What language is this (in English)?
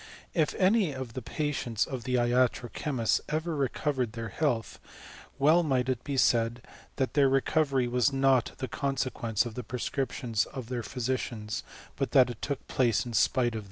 English